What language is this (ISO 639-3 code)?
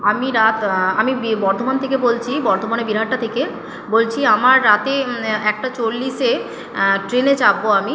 ben